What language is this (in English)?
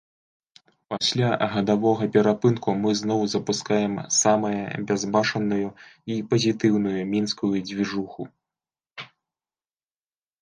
Belarusian